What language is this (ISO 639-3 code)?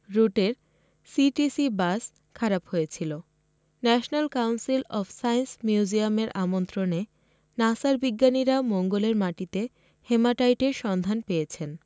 ben